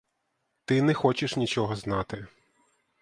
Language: Ukrainian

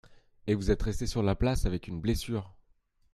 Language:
French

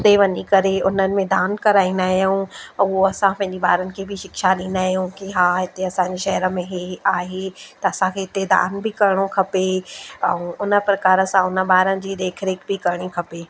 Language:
Sindhi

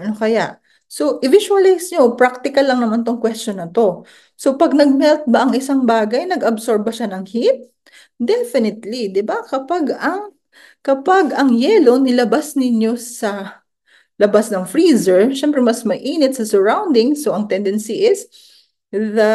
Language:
Filipino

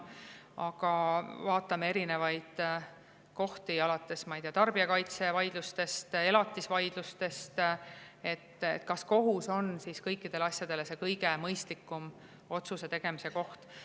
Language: Estonian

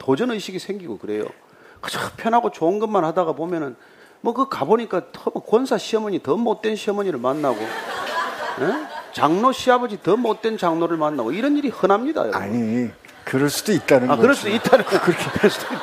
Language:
Korean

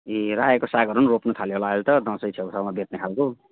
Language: Nepali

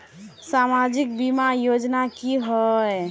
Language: Magahi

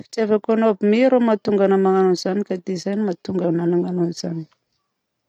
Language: Southern Betsimisaraka Malagasy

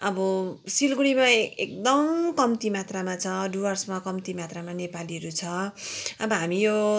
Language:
Nepali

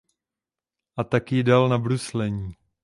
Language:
Czech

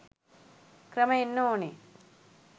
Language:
Sinhala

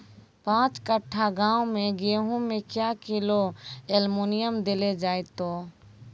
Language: Maithili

